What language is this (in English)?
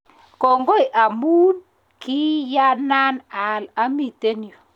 Kalenjin